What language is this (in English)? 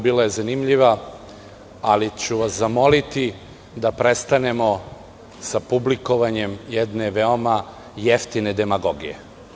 Serbian